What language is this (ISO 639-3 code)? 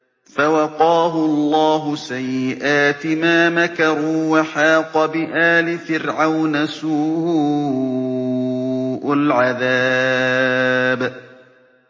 ara